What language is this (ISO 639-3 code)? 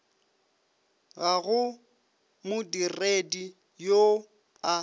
nso